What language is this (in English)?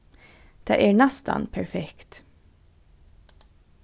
Faroese